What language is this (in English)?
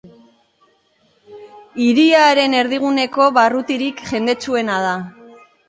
Basque